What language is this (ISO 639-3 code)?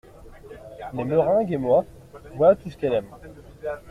fra